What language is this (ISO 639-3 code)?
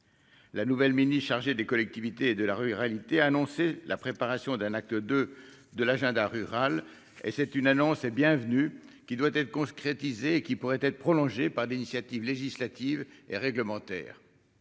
fra